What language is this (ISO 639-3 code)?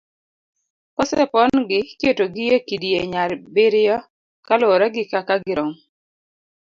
luo